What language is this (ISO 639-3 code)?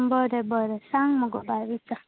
kok